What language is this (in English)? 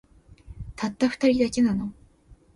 Japanese